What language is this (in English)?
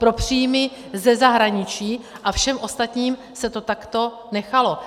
Czech